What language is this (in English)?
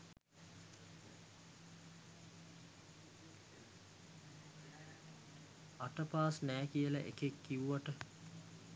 Sinhala